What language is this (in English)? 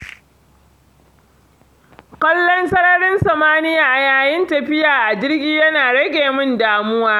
Hausa